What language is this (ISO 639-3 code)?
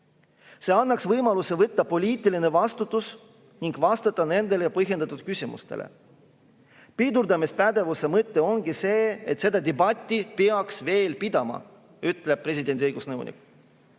est